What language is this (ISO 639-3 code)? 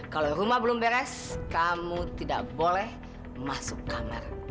ind